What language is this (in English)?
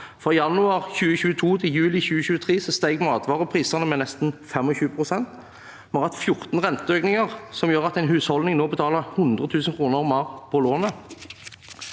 Norwegian